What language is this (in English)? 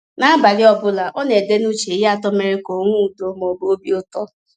Igbo